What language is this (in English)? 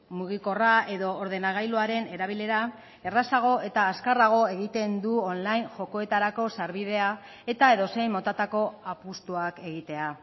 Basque